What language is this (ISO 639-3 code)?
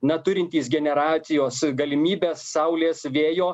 lit